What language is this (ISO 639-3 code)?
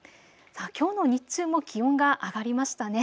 jpn